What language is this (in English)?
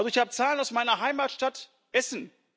German